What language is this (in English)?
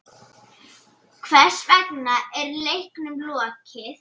Icelandic